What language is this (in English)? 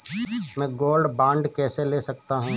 Hindi